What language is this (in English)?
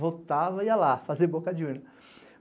Portuguese